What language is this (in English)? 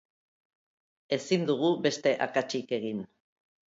Basque